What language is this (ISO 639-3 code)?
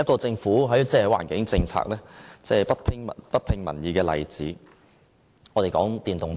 yue